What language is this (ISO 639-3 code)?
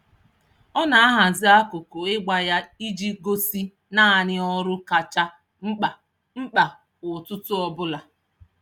ibo